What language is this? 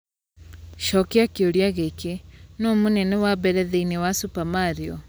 Kikuyu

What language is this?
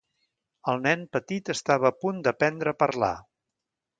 Catalan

